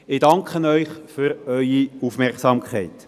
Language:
Swiss German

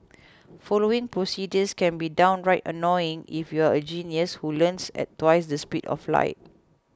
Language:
English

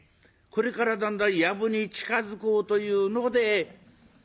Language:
Japanese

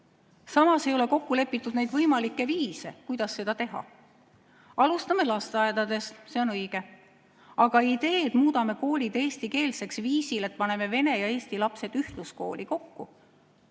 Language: Estonian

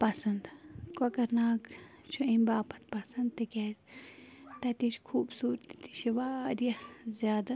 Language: Kashmiri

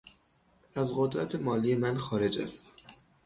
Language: Persian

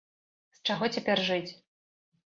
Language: Belarusian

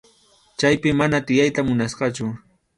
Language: Arequipa-La Unión Quechua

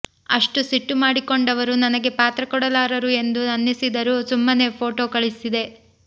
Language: Kannada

